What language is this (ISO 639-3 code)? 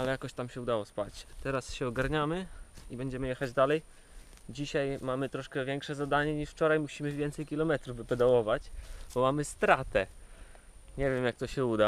pol